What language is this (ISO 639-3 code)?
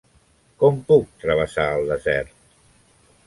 cat